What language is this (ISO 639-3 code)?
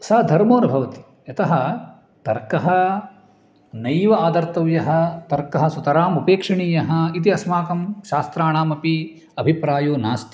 san